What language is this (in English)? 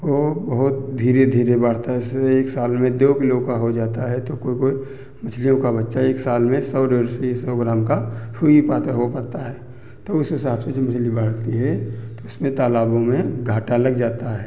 Hindi